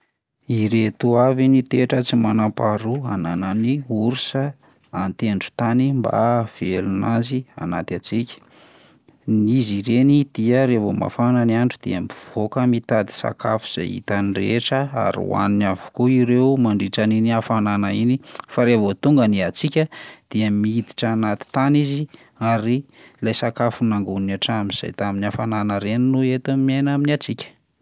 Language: Malagasy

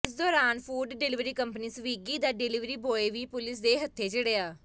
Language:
Punjabi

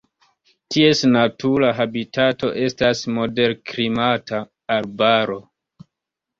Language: Esperanto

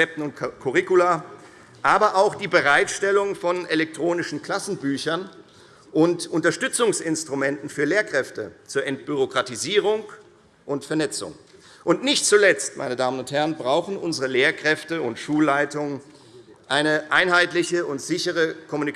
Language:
German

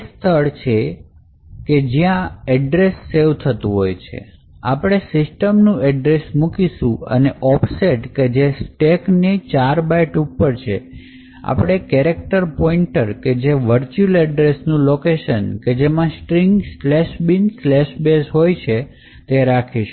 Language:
Gujarati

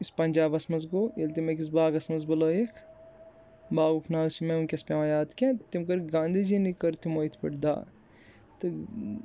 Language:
Kashmiri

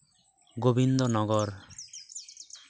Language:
Santali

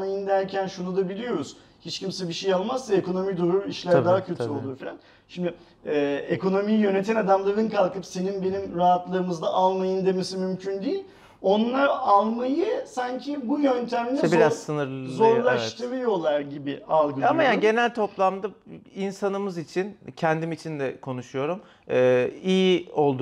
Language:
Turkish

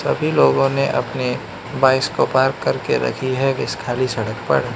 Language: Hindi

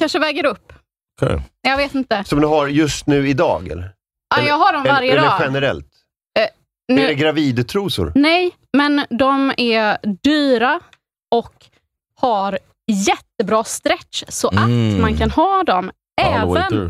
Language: Swedish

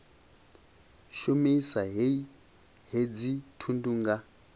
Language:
Venda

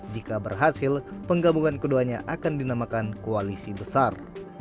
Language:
Indonesian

